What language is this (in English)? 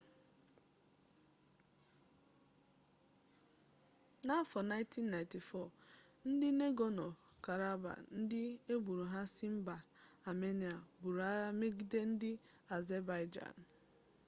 Igbo